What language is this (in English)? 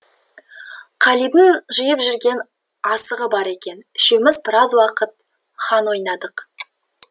Kazakh